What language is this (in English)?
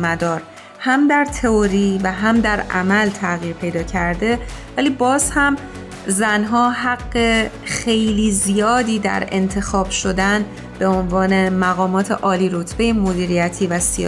Persian